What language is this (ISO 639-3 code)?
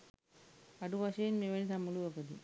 sin